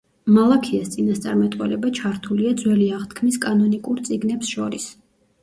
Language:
Georgian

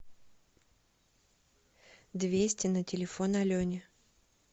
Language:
Russian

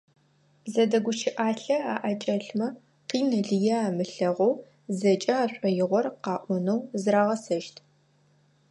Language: Adyghe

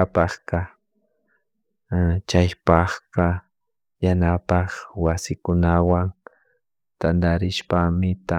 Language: Chimborazo Highland Quichua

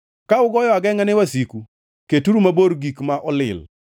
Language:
Luo (Kenya and Tanzania)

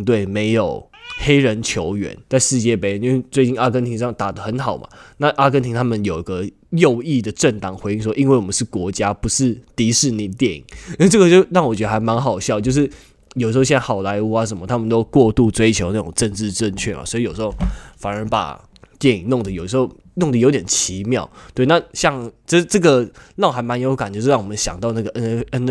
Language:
Chinese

